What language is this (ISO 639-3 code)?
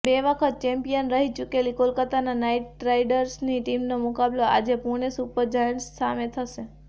guj